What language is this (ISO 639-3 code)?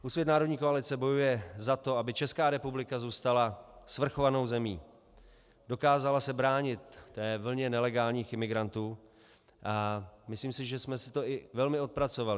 ces